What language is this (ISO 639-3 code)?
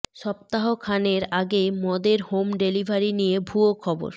ben